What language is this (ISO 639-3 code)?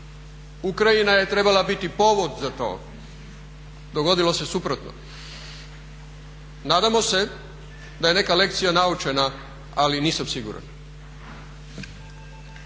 hrv